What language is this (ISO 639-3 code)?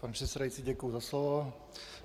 ces